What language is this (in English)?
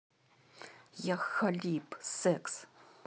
Russian